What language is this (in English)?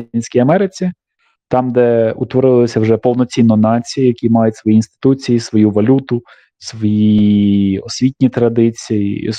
Ukrainian